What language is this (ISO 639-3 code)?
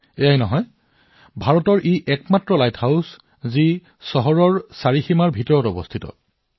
asm